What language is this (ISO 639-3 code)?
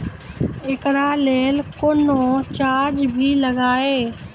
mai